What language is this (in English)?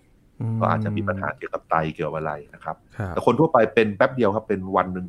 Thai